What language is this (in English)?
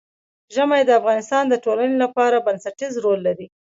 Pashto